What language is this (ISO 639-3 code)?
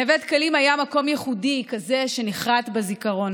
heb